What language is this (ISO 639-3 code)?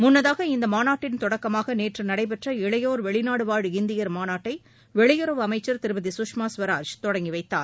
tam